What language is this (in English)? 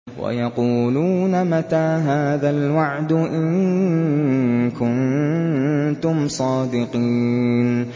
Arabic